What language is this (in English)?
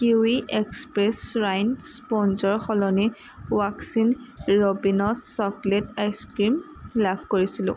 Assamese